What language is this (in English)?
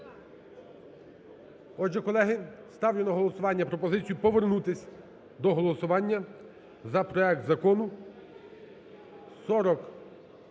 Ukrainian